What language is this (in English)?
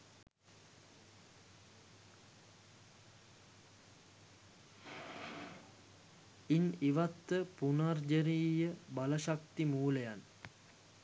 Sinhala